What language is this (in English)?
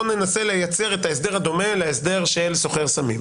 Hebrew